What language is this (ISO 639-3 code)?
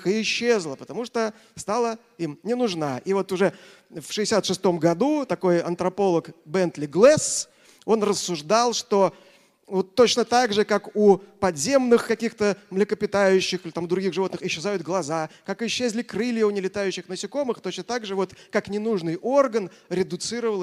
rus